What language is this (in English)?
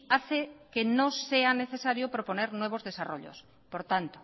Spanish